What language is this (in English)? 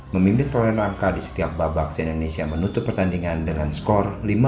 Indonesian